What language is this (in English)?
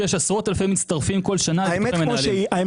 Hebrew